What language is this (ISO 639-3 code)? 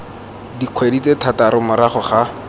tsn